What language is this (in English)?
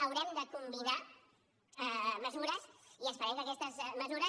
Catalan